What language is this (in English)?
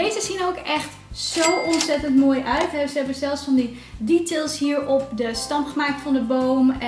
Dutch